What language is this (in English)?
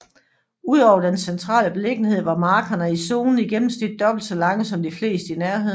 Danish